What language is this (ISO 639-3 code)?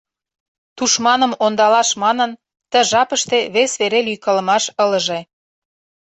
chm